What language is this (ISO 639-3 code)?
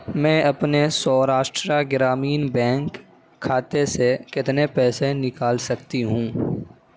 urd